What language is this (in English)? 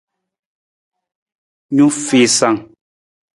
Nawdm